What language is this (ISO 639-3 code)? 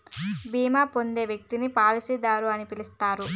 tel